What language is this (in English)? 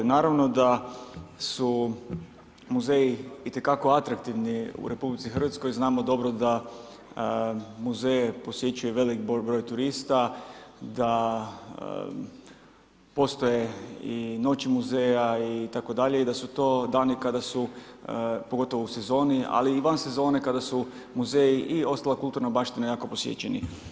Croatian